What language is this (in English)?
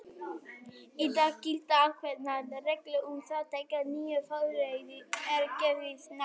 Icelandic